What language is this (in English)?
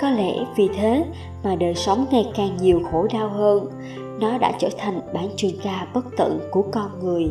Vietnamese